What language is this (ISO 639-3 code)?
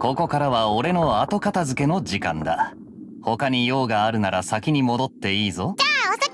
jpn